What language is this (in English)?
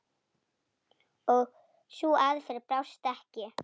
Icelandic